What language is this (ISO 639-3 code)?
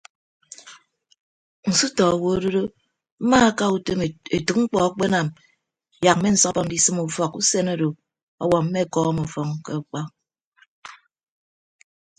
ibb